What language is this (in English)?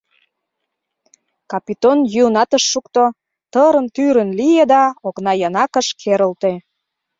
Mari